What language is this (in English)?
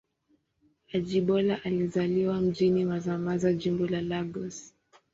Swahili